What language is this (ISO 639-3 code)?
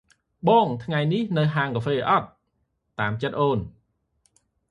khm